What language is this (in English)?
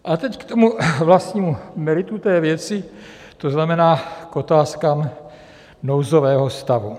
Czech